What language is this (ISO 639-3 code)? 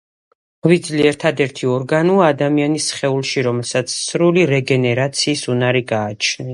kat